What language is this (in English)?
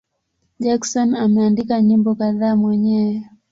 Swahili